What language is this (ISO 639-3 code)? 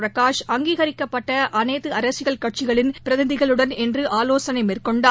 tam